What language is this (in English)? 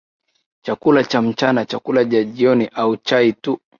Swahili